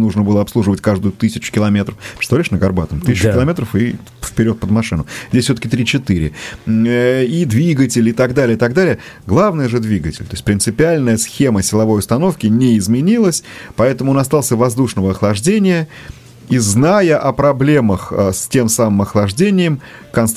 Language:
Russian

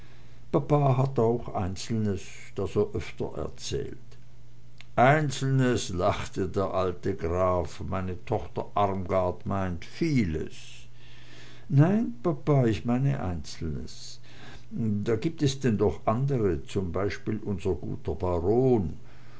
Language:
German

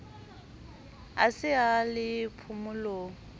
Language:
Southern Sotho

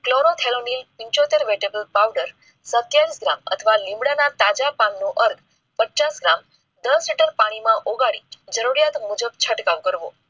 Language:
Gujarati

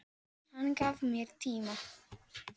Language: Icelandic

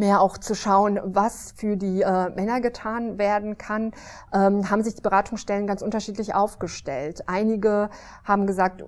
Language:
German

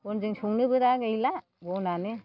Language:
Bodo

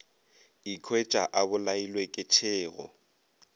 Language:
Northern Sotho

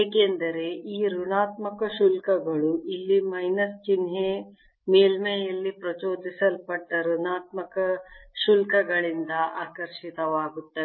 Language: Kannada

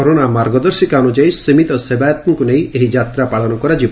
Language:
Odia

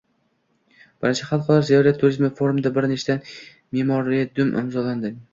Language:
Uzbek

